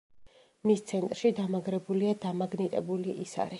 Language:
Georgian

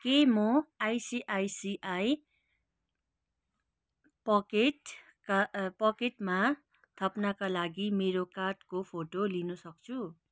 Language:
Nepali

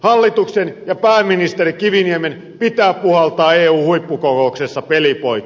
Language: Finnish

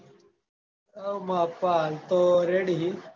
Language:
Gujarati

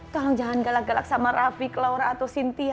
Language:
Indonesian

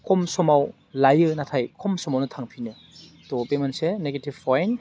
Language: Bodo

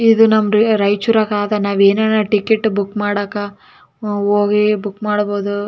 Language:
Kannada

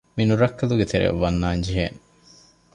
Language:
Divehi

